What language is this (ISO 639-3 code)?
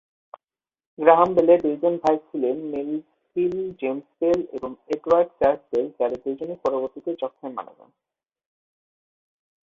ben